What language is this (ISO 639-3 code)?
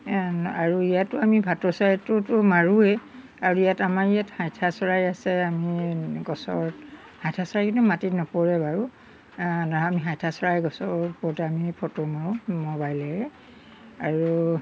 asm